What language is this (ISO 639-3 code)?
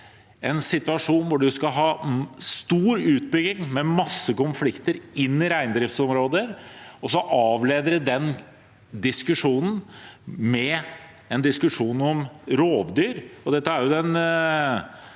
nor